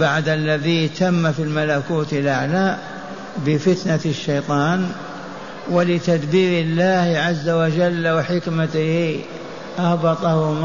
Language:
Arabic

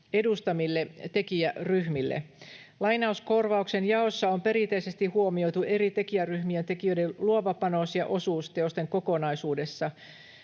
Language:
Finnish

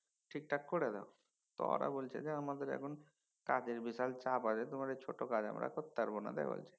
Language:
Bangla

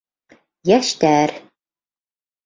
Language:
Bashkir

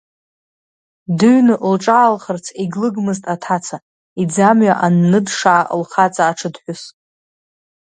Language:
Abkhazian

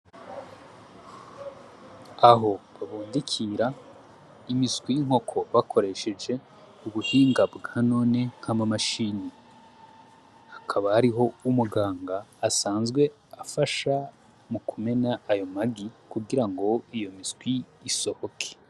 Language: Rundi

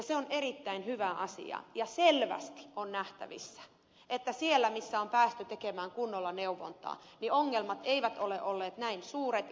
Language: Finnish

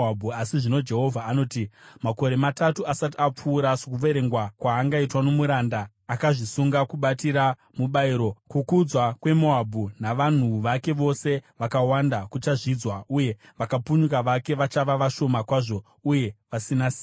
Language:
Shona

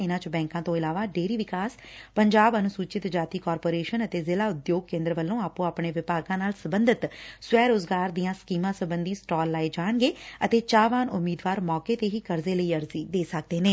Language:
Punjabi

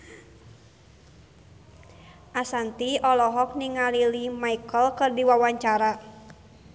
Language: Sundanese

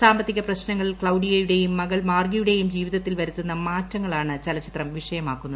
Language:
Malayalam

